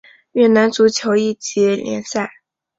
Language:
Chinese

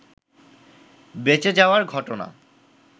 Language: Bangla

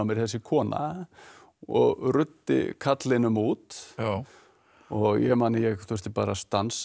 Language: Icelandic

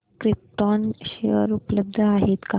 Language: Marathi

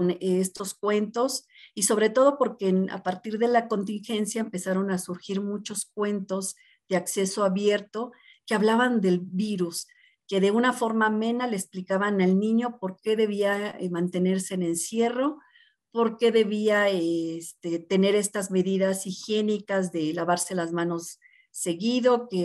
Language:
Spanish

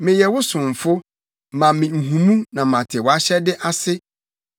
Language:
Akan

